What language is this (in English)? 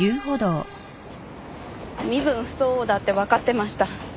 Japanese